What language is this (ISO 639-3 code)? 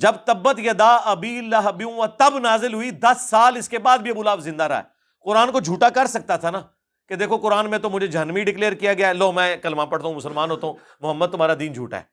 urd